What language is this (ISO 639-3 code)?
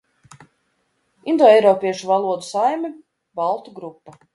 lav